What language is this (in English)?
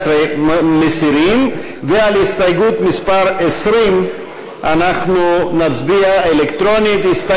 Hebrew